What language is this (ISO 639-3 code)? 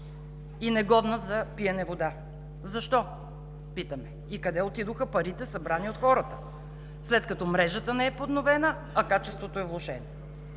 bul